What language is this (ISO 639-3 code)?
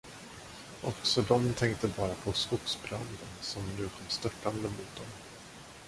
swe